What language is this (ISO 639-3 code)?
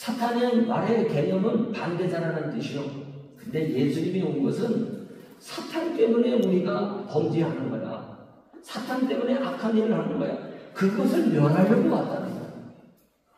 kor